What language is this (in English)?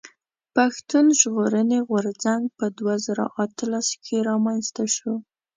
Pashto